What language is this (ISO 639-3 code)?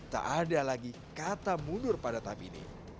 ind